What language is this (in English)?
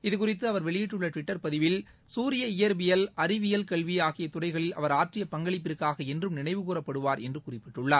Tamil